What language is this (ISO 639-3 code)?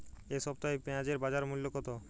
ben